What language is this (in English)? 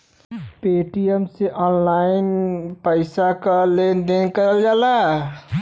Bhojpuri